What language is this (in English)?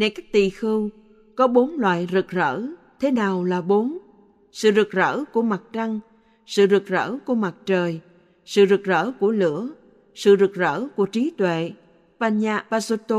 Vietnamese